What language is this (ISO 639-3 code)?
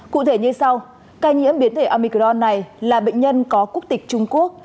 vie